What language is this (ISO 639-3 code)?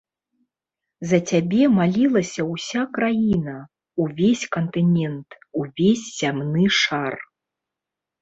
bel